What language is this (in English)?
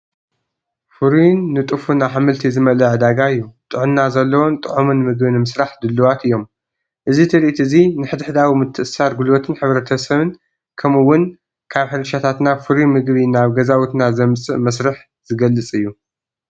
Tigrinya